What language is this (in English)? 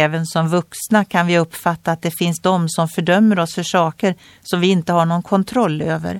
Swedish